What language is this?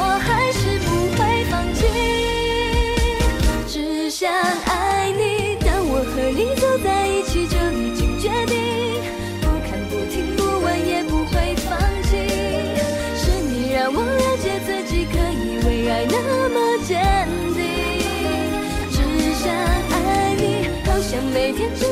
Chinese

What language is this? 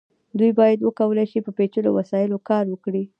Pashto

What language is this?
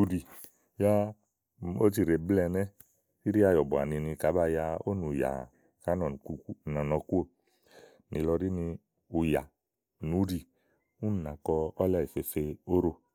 Igo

